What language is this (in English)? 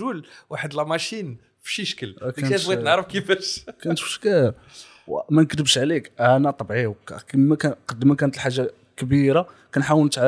Arabic